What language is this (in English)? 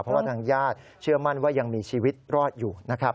Thai